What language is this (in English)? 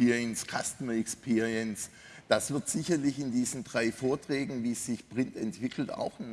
German